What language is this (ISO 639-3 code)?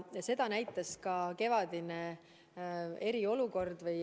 est